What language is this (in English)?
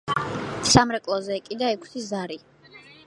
Georgian